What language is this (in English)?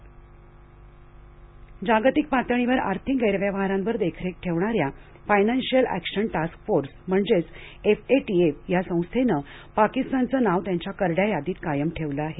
Marathi